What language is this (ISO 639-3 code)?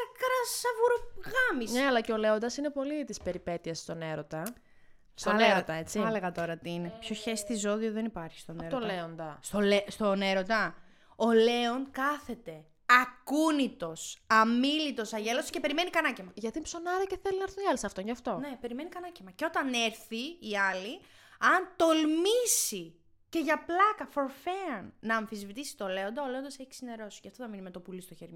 ell